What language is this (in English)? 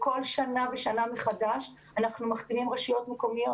Hebrew